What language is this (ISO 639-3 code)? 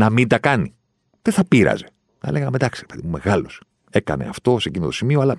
ell